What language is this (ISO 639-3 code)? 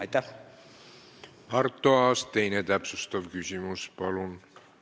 est